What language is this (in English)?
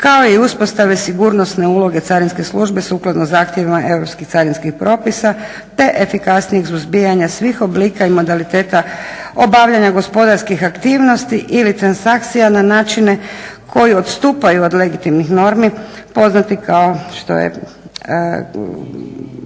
Croatian